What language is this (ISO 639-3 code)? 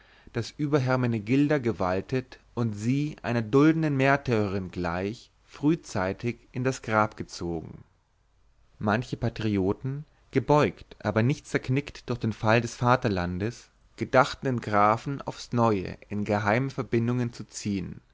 deu